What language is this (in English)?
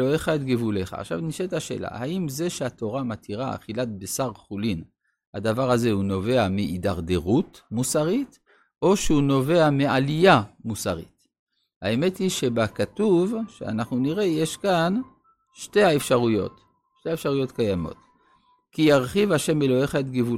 Hebrew